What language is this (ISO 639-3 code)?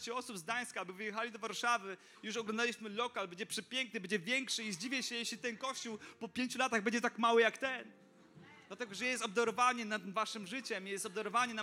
pol